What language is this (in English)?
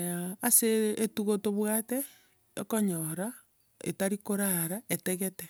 Gusii